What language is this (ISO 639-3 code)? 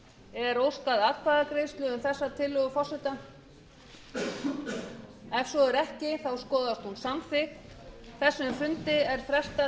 isl